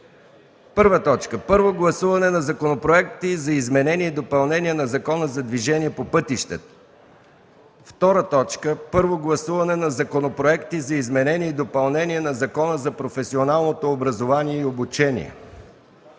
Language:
Bulgarian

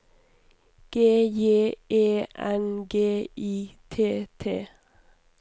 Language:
Norwegian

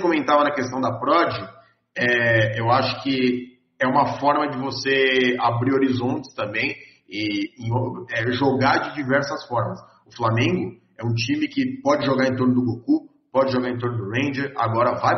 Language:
Portuguese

